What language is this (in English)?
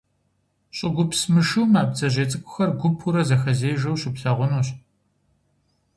Kabardian